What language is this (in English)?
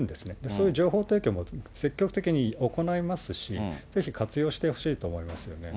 Japanese